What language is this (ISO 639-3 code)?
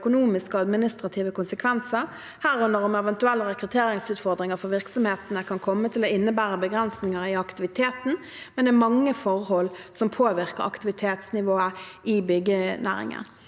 nor